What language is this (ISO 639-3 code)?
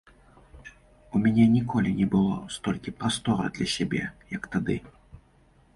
bel